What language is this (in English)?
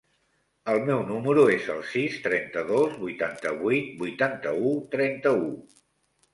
Catalan